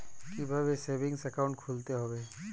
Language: Bangla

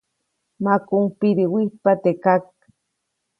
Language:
Copainalá Zoque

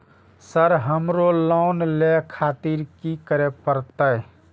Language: Maithili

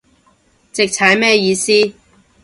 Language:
Cantonese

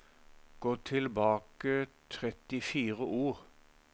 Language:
Norwegian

